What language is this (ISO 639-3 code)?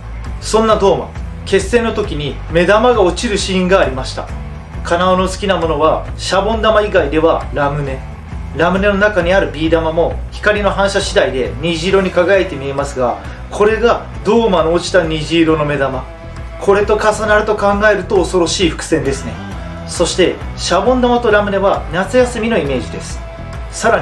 jpn